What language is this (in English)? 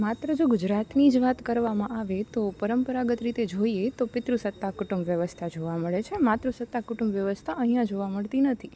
Gujarati